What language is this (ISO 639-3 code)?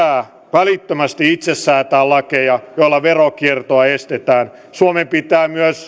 fin